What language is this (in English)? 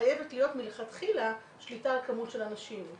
Hebrew